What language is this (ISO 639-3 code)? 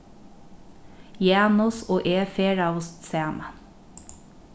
fao